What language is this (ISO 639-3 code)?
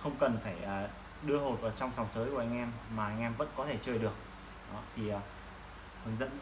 vie